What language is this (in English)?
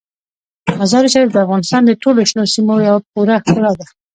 Pashto